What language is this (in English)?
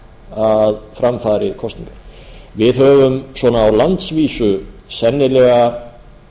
Icelandic